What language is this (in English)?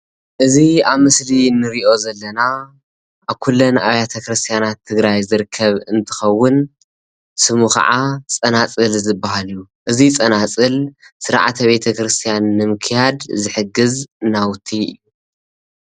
Tigrinya